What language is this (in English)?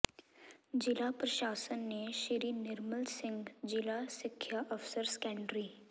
Punjabi